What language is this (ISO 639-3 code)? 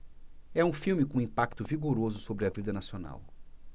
por